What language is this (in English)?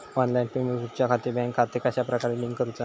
Marathi